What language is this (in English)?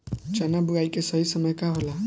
Bhojpuri